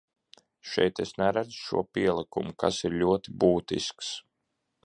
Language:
Latvian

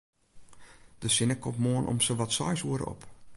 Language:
Western Frisian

